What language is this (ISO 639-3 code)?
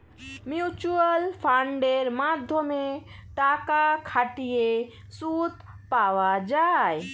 ben